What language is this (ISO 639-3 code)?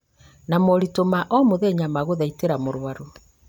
kik